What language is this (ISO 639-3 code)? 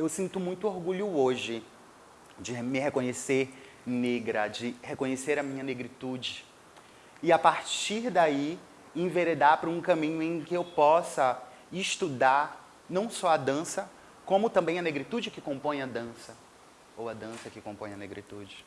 por